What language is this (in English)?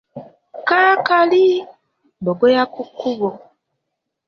Ganda